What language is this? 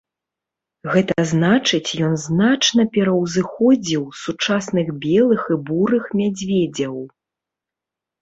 Belarusian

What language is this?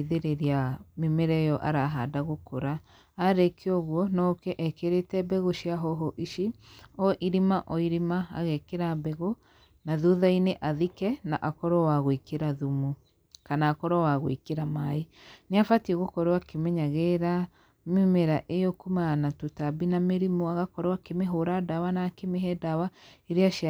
Kikuyu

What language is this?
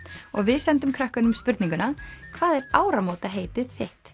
Icelandic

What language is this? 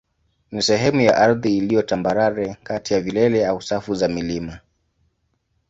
Swahili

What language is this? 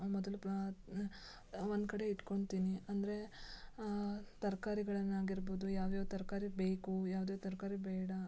Kannada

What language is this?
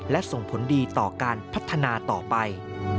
Thai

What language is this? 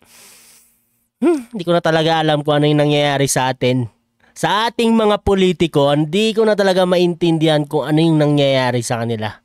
Filipino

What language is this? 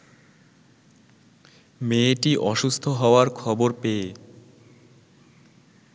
Bangla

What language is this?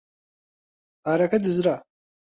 Central Kurdish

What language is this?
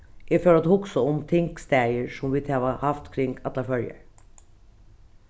Faroese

